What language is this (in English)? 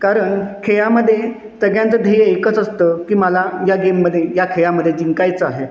Marathi